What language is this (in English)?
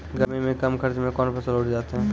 Maithili